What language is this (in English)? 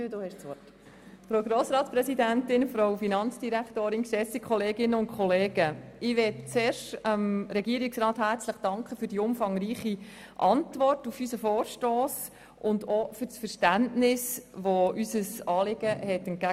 Swiss German